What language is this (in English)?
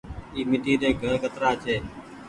Goaria